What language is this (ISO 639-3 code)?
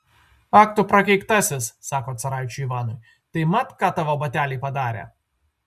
lit